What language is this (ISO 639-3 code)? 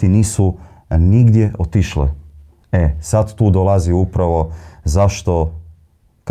hrv